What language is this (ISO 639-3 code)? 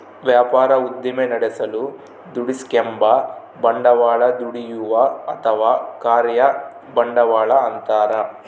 kan